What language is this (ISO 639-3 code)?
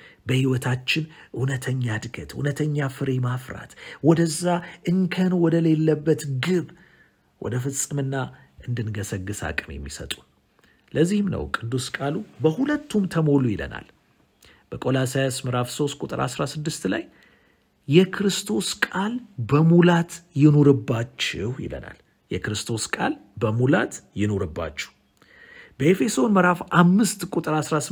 ara